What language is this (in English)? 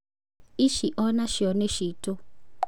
Kikuyu